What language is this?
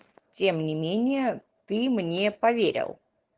Russian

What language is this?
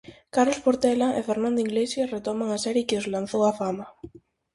Galician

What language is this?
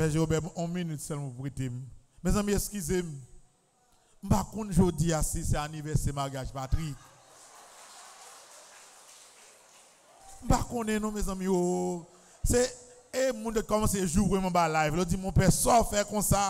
French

